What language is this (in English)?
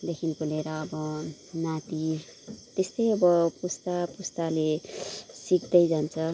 Nepali